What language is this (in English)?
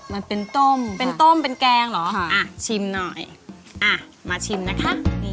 Thai